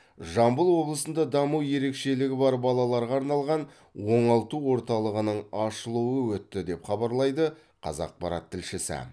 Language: Kazakh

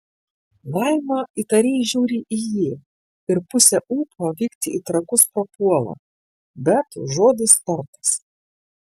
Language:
Lithuanian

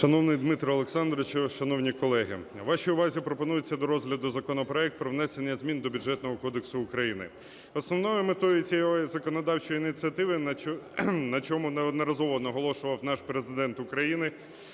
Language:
Ukrainian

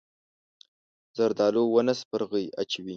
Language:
Pashto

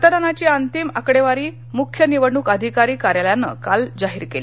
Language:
Marathi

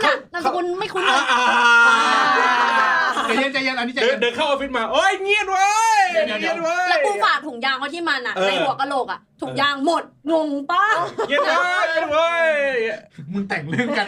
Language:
Thai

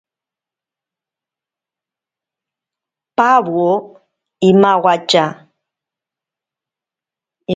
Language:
Ashéninka Perené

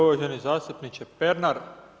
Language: Croatian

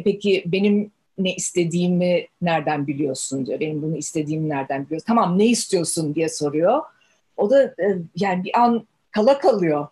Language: Turkish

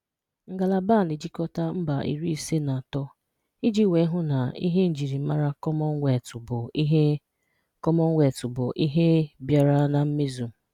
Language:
Igbo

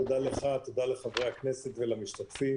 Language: Hebrew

